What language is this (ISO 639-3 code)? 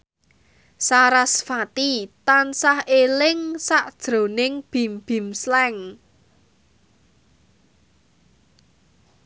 jav